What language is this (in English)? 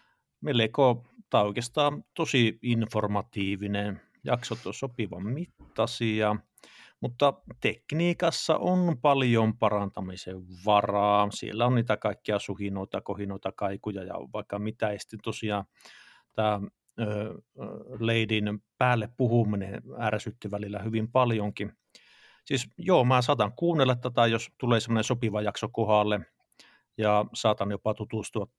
Finnish